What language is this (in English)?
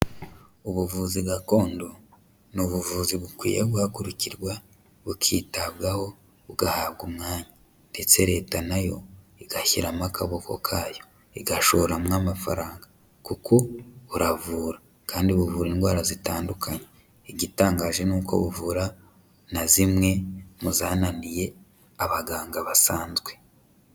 Kinyarwanda